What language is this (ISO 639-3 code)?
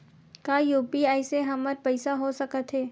hne